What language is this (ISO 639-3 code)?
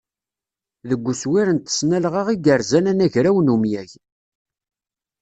kab